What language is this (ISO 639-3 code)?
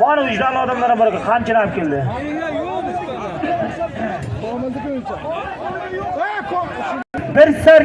tur